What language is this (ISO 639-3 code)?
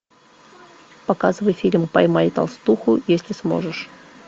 rus